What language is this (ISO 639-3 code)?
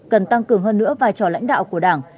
vie